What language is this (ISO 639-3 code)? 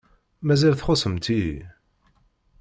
kab